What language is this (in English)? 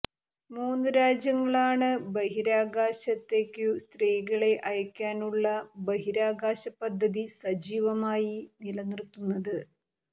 Malayalam